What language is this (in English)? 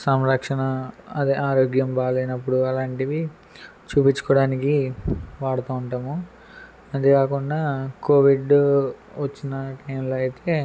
Telugu